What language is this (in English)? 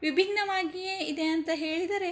Kannada